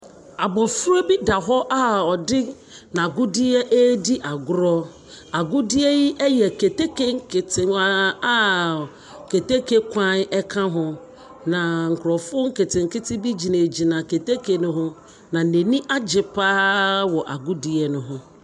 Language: Akan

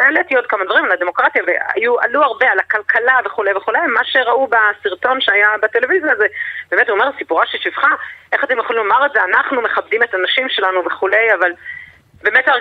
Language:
Hebrew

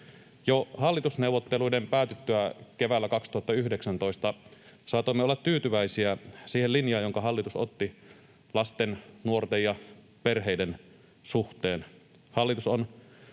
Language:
Finnish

